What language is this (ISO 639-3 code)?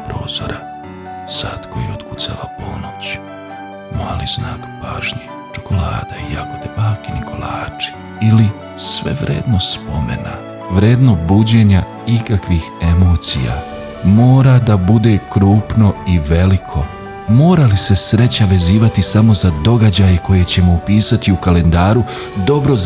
hrv